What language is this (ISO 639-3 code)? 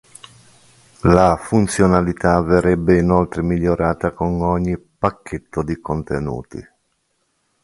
ita